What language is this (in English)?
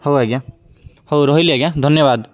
Odia